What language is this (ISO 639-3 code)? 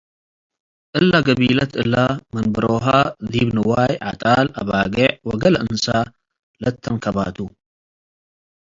tig